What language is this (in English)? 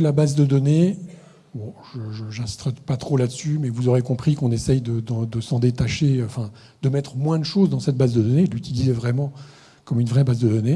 French